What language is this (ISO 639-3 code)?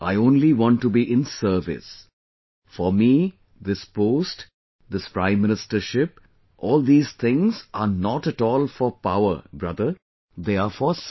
eng